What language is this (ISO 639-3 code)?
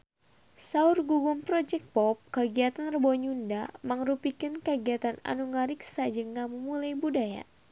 sun